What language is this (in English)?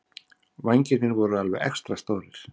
Icelandic